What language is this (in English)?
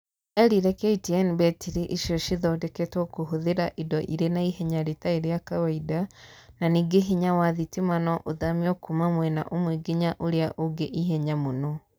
Kikuyu